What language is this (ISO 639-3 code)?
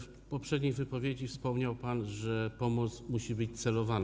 pol